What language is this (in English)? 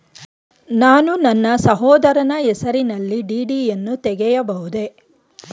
Kannada